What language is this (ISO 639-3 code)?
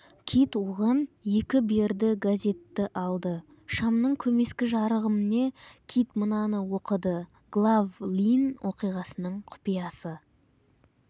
kaz